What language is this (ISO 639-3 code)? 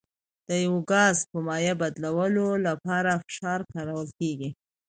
pus